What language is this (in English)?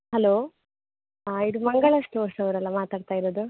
Kannada